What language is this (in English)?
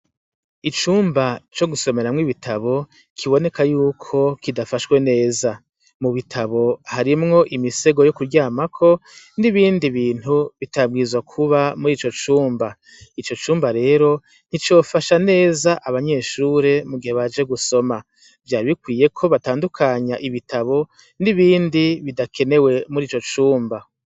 Rundi